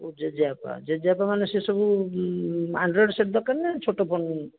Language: Odia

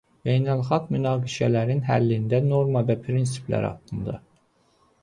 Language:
Azerbaijani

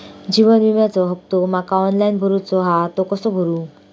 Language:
Marathi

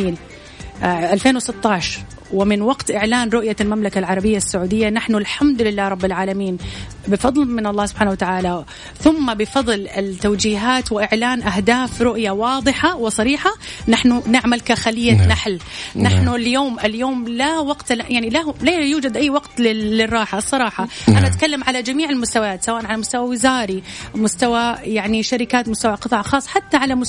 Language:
Arabic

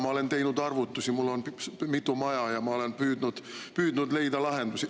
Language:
Estonian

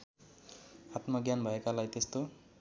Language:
Nepali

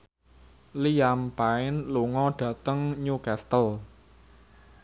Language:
Javanese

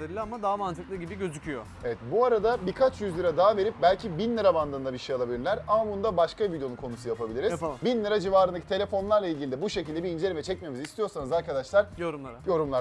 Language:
Turkish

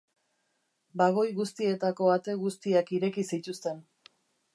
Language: Basque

